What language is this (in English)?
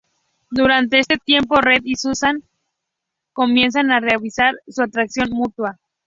Spanish